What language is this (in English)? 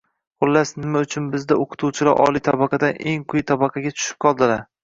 Uzbek